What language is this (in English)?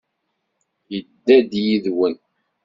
Kabyle